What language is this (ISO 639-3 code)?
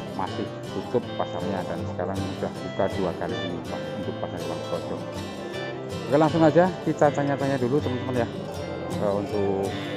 ind